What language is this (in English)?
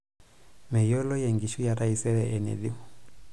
Masai